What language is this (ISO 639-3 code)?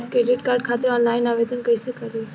bho